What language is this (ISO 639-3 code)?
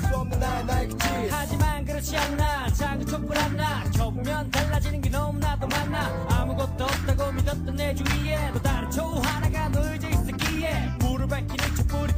kor